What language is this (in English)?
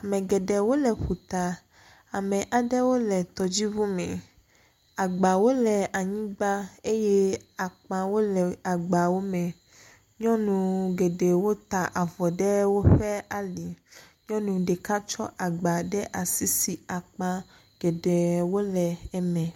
Ewe